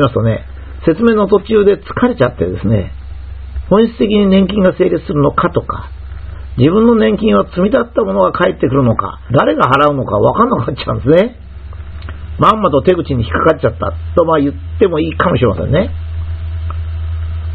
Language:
Japanese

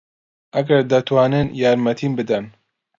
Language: Central Kurdish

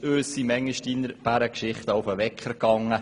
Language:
Swiss German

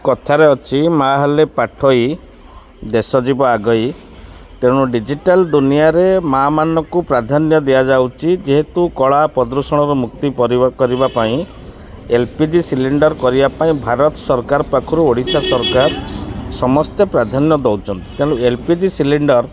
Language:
Odia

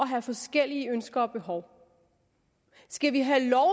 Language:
Danish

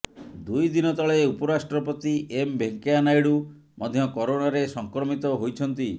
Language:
Odia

